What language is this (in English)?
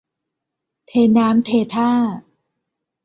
Thai